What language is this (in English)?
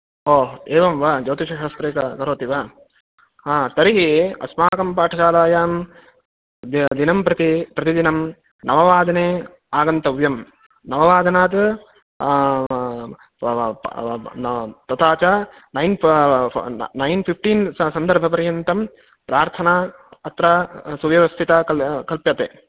Sanskrit